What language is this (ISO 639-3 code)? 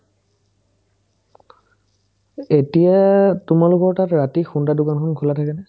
asm